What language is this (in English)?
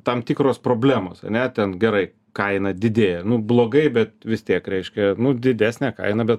Lithuanian